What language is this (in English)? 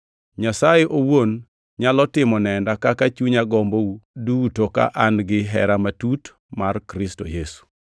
Luo (Kenya and Tanzania)